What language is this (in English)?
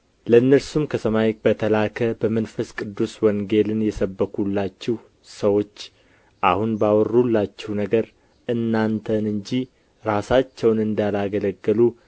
Amharic